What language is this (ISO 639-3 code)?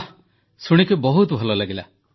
ori